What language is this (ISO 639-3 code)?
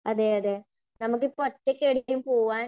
mal